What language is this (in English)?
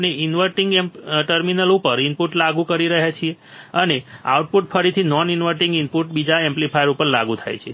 Gujarati